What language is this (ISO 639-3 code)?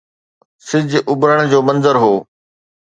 snd